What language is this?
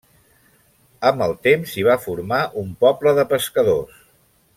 Catalan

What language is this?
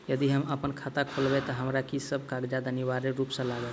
Maithili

